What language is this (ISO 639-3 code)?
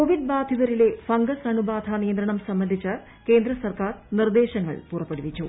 mal